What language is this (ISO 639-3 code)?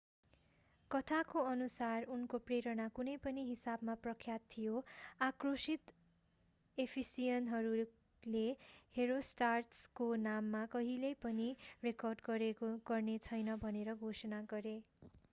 nep